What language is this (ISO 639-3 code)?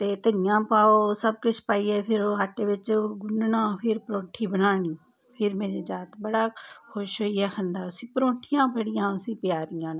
doi